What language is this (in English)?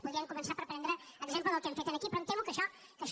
Catalan